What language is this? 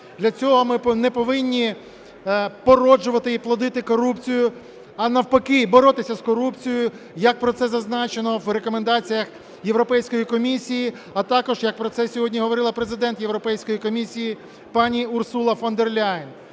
Ukrainian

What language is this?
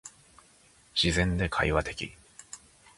Japanese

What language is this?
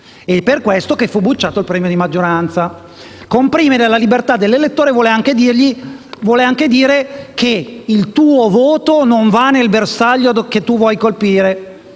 Italian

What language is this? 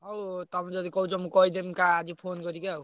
Odia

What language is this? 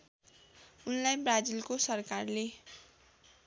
Nepali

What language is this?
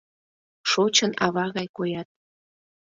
Mari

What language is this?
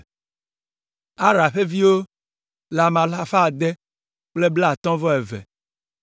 Ewe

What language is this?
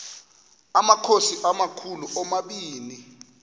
Xhosa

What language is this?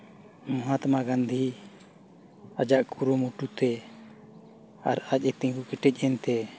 Santali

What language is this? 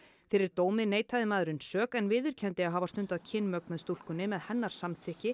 Icelandic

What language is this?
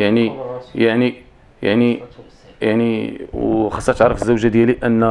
Arabic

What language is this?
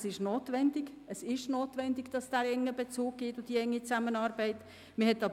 Swiss German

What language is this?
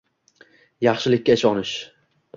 Uzbek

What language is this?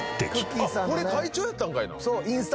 Japanese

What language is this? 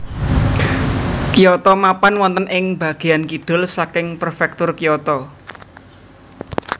Javanese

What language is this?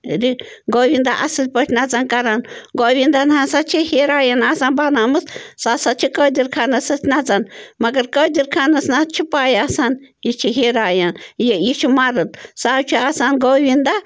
Kashmiri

